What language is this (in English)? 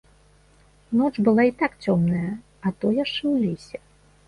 Belarusian